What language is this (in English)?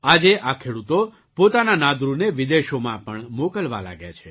Gujarati